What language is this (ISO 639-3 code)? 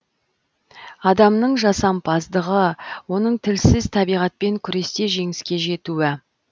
kaz